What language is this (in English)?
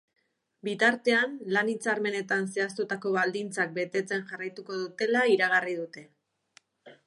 Basque